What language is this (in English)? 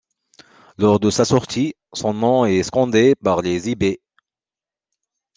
French